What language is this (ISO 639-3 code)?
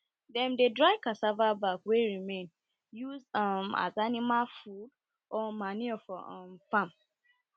pcm